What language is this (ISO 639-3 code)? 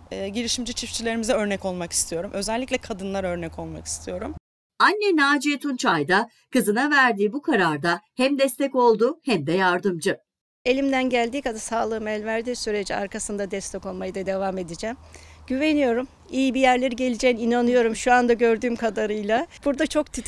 tur